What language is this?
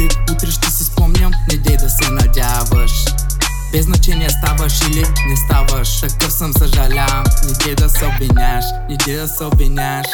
Bulgarian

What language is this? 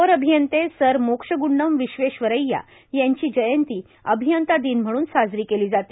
Marathi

